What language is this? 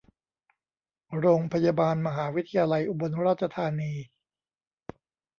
Thai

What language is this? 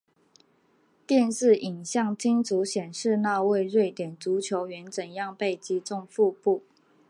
Chinese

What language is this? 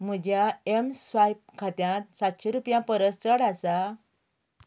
Konkani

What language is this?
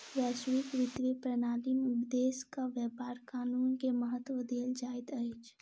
Maithili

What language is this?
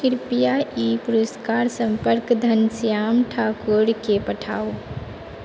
Maithili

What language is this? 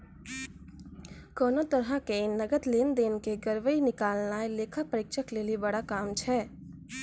Maithili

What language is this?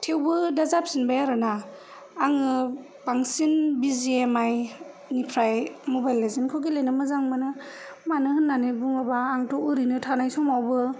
Bodo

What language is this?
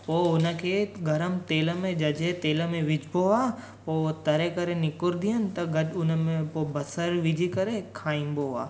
Sindhi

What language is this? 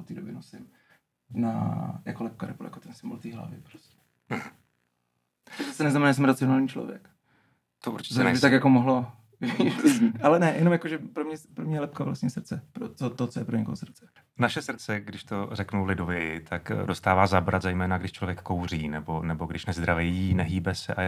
Czech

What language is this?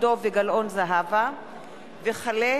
Hebrew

